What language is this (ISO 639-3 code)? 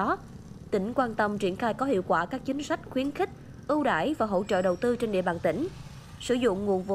vie